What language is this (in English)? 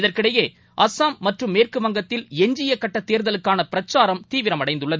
Tamil